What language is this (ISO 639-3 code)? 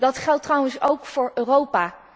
nld